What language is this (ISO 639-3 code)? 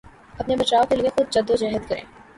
urd